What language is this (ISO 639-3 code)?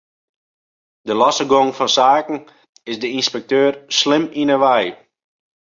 fry